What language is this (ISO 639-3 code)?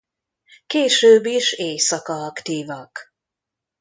hun